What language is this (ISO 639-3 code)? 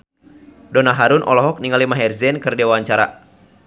sun